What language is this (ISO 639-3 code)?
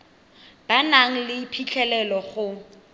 tsn